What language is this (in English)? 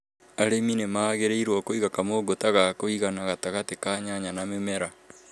Kikuyu